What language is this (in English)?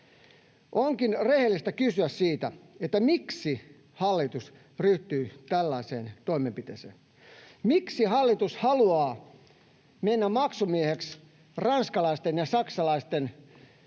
Finnish